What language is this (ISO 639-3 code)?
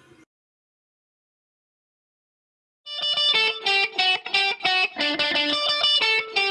nld